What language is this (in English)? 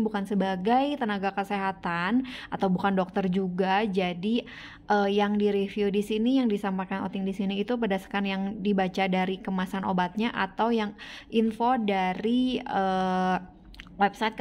Indonesian